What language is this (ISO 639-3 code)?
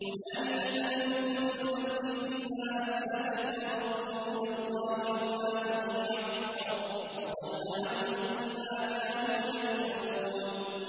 ara